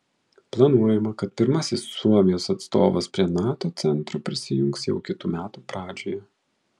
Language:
Lithuanian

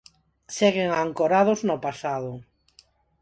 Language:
Galician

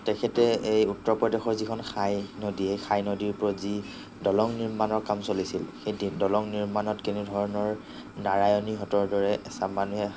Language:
Assamese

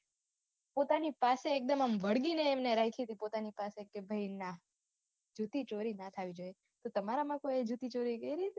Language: Gujarati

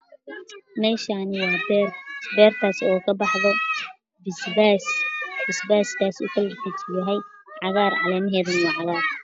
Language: Somali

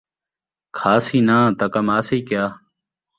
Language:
Saraiki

